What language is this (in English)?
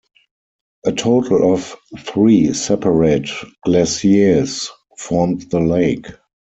English